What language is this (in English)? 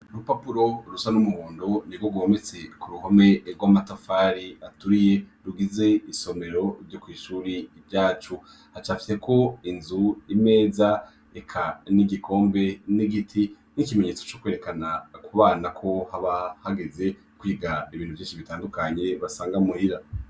Rundi